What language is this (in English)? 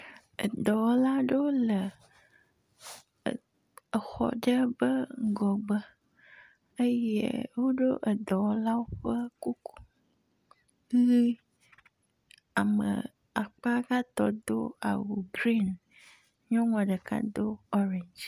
Ewe